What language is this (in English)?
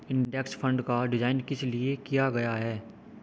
Hindi